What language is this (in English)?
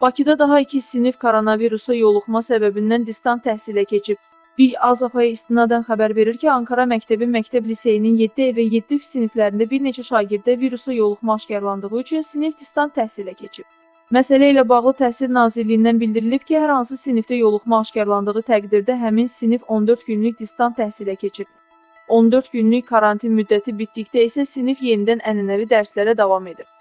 Turkish